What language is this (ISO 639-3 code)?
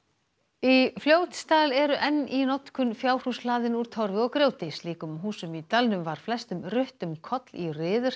isl